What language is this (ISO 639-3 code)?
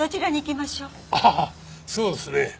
jpn